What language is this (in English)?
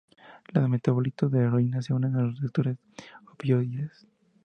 Spanish